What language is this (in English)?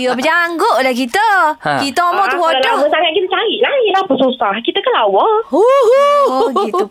Malay